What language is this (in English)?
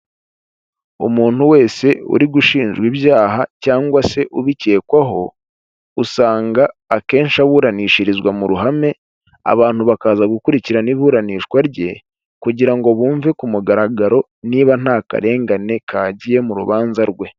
Kinyarwanda